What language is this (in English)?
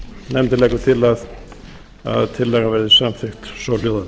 Icelandic